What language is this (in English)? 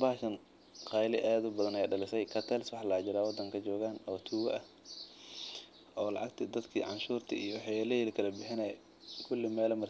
Somali